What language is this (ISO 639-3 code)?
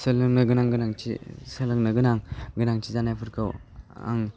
brx